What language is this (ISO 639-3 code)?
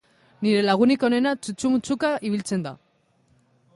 eus